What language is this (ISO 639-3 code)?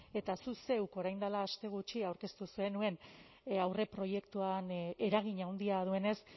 eus